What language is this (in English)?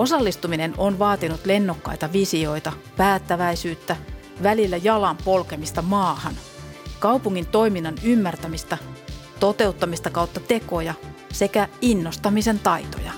Finnish